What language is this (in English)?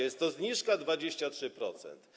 Polish